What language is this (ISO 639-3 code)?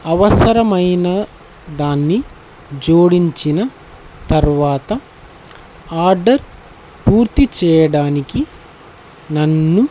tel